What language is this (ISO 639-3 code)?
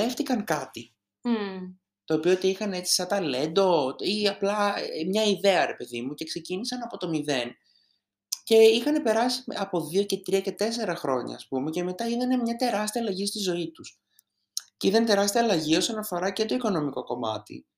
ell